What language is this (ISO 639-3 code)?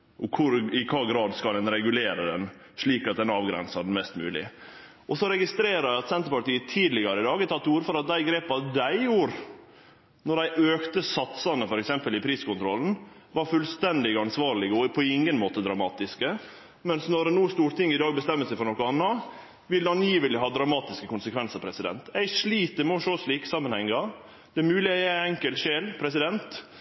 nno